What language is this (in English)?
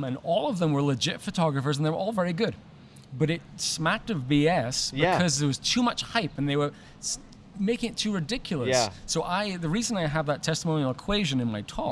English